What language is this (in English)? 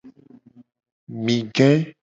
Gen